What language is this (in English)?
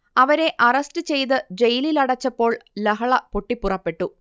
Malayalam